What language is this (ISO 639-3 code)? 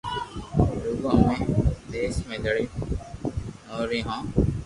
lrk